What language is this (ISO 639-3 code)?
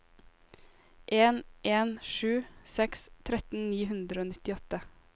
nor